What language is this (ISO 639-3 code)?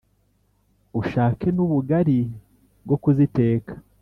kin